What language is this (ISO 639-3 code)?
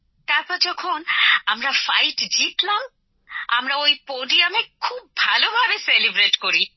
ben